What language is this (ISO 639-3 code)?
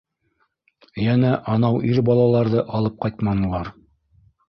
bak